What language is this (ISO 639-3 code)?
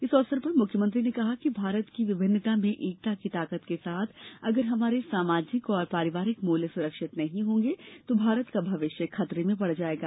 hin